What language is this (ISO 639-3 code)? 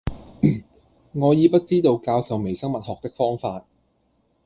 yue